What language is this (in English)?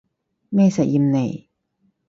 Cantonese